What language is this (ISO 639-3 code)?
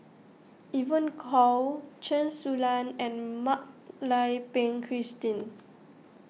eng